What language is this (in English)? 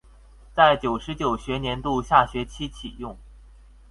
Chinese